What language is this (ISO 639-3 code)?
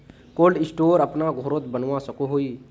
mag